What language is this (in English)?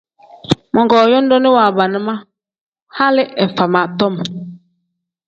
Tem